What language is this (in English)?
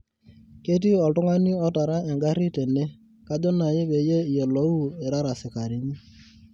Masai